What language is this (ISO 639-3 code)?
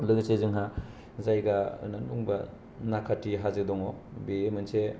brx